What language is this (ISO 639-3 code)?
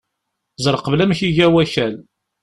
kab